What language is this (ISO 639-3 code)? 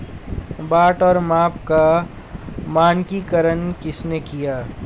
hin